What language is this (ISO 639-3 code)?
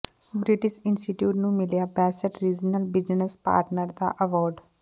pan